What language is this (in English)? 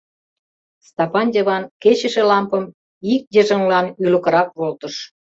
Mari